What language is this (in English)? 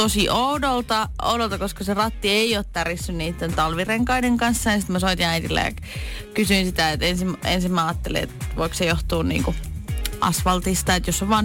Finnish